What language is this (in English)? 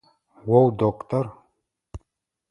Adyghe